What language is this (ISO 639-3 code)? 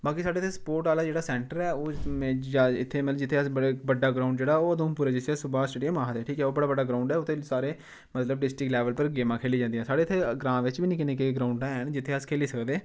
doi